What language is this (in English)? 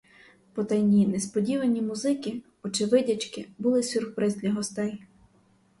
Ukrainian